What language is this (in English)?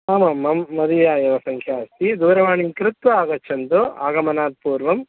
Sanskrit